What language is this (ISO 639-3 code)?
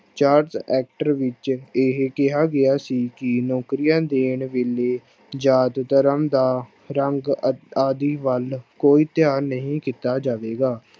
pan